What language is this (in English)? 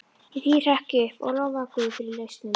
Icelandic